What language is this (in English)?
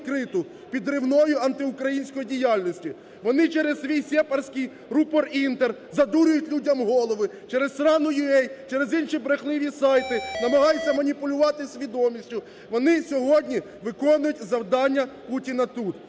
Ukrainian